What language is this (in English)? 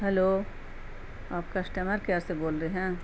Urdu